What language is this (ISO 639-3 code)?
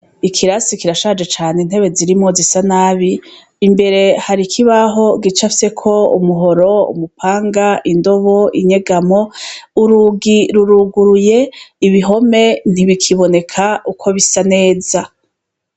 run